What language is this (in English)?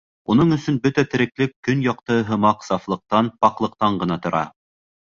Bashkir